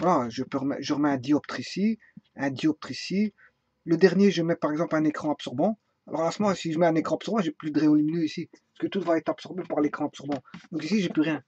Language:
French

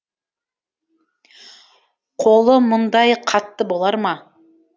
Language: Kazakh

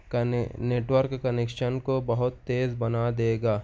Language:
Urdu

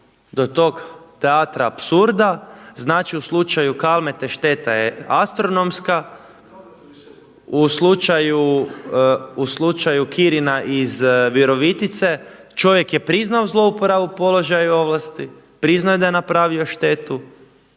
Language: Croatian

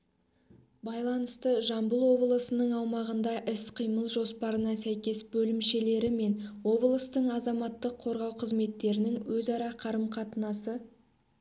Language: Kazakh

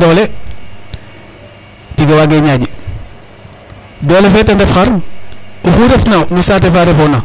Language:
Serer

